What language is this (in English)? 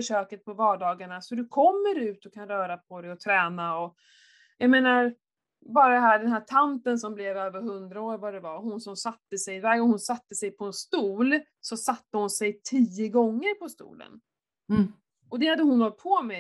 Swedish